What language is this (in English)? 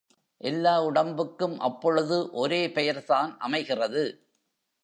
Tamil